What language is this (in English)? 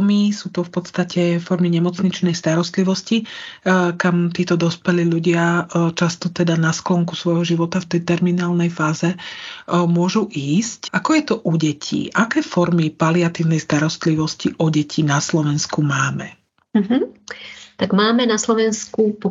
Slovak